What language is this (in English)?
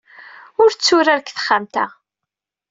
Kabyle